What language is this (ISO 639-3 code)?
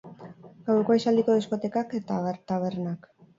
eus